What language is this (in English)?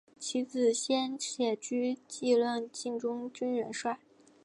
Chinese